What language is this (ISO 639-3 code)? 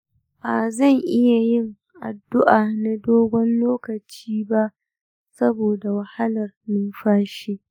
hau